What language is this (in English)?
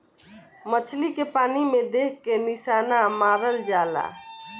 Bhojpuri